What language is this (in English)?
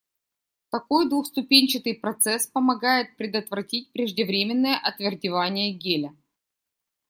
Russian